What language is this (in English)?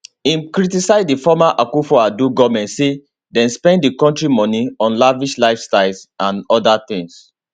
Nigerian Pidgin